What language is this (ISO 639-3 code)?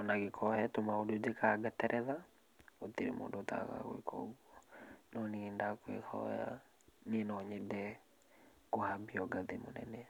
kik